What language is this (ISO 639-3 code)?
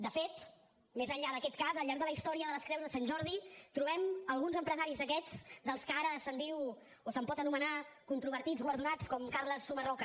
cat